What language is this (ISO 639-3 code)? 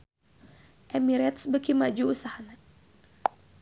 sun